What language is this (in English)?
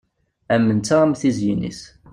Kabyle